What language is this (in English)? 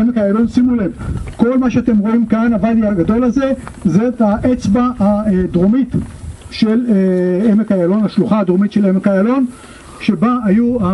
Hebrew